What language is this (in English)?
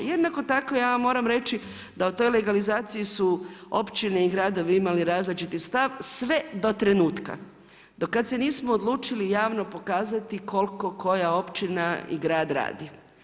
Croatian